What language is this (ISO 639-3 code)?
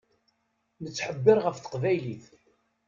kab